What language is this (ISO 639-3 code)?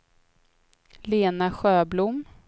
swe